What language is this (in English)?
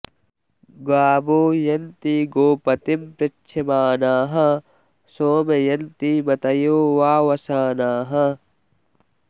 Sanskrit